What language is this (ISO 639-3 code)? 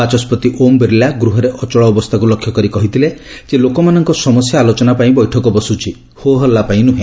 ori